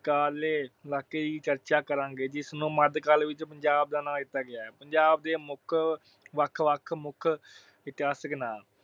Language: Punjabi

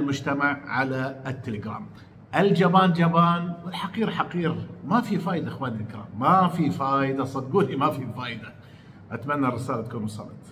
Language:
Arabic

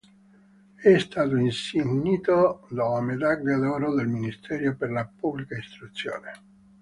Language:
Italian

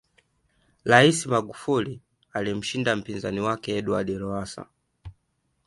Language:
Swahili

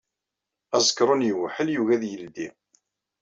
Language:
Kabyle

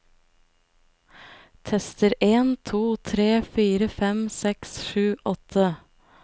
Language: Norwegian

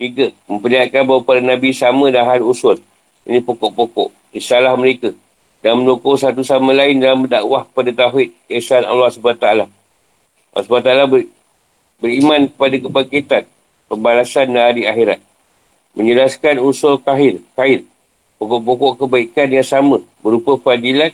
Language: Malay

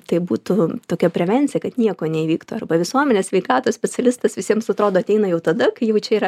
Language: Lithuanian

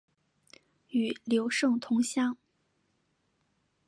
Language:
Chinese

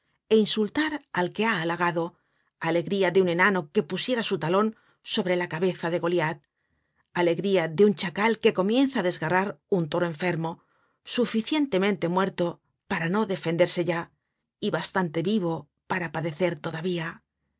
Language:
Spanish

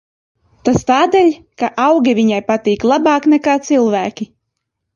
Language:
Latvian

